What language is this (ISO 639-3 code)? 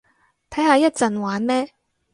yue